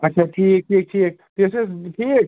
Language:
Kashmiri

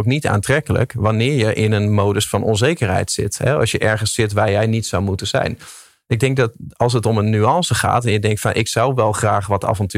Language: Dutch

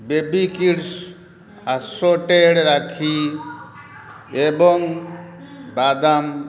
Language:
Odia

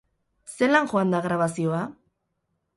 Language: Basque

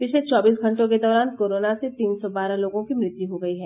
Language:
Hindi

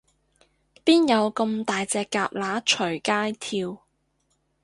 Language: Cantonese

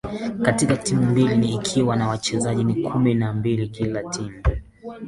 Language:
Swahili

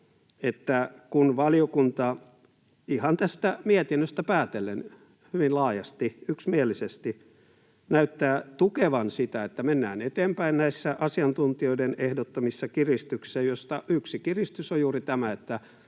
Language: Finnish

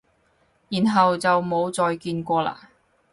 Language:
Cantonese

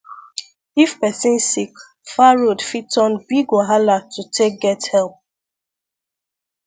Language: Nigerian Pidgin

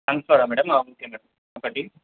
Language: Telugu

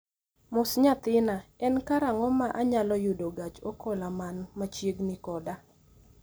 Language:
Luo (Kenya and Tanzania)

